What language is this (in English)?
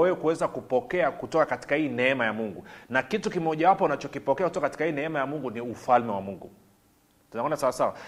Swahili